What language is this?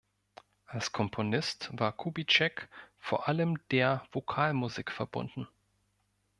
German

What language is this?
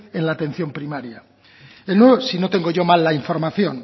Spanish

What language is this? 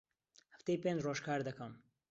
Central Kurdish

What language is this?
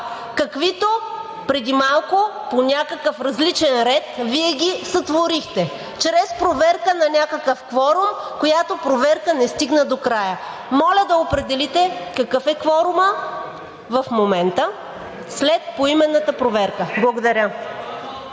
Bulgarian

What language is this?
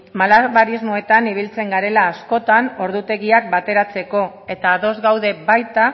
Basque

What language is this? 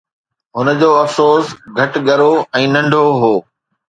Sindhi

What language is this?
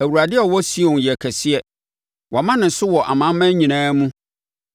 Akan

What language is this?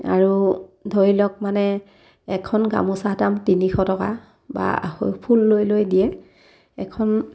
Assamese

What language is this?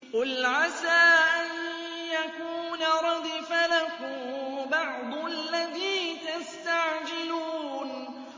Arabic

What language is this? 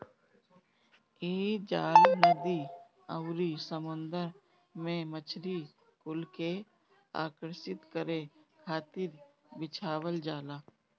Bhojpuri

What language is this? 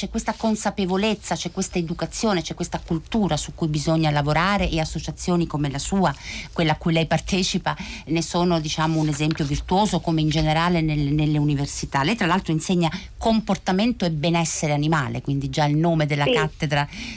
Italian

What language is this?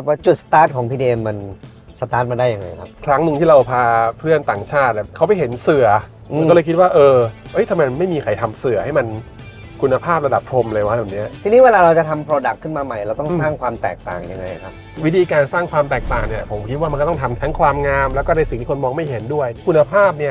Thai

